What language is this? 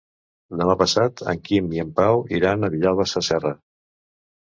Catalan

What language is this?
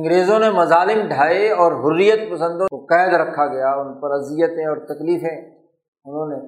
Urdu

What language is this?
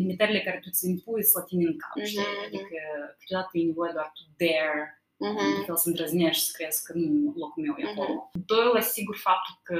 Romanian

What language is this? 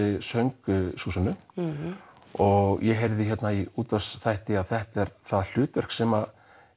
Icelandic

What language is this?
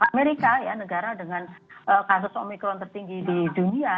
Indonesian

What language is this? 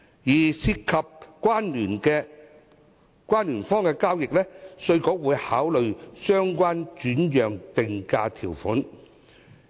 Cantonese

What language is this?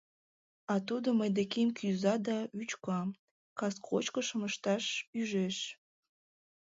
Mari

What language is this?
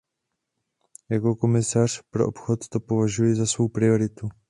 Czech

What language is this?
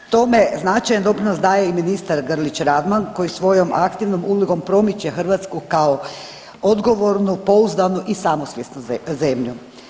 Croatian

